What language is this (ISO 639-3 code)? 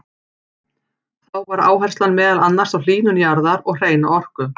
isl